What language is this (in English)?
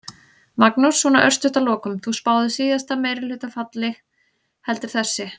Icelandic